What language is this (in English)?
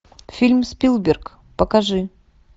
Russian